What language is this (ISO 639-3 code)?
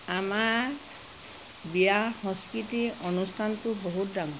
asm